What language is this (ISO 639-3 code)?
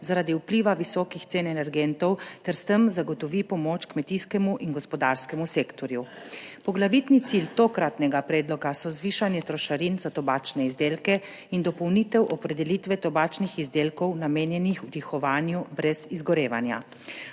slv